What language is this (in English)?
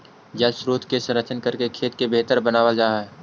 Magahi